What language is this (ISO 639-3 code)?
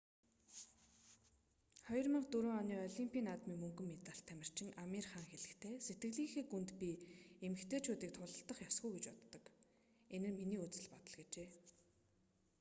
mon